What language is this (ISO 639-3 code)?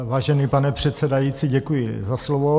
ces